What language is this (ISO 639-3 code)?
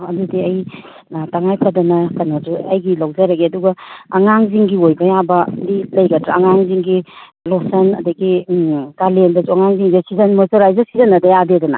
mni